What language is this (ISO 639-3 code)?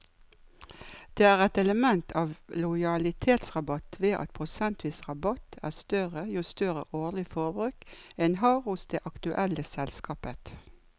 nor